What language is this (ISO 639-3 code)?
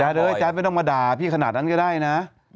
tha